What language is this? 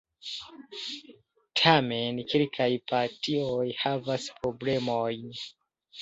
Esperanto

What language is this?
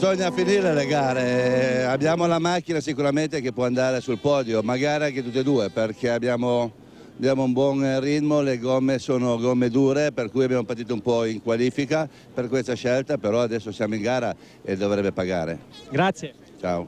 Italian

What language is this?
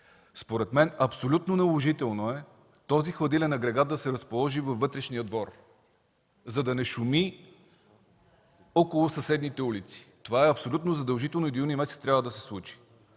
Bulgarian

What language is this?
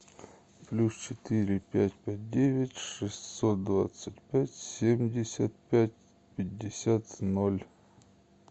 Russian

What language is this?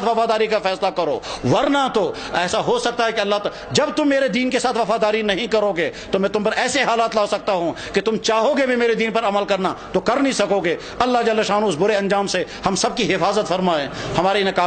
Hindi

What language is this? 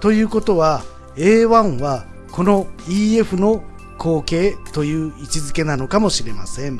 Japanese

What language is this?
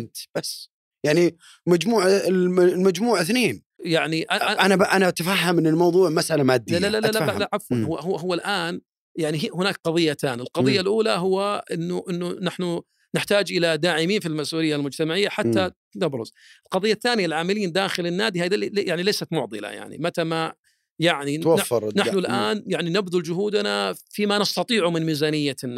Arabic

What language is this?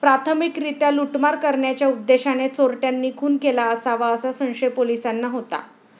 Marathi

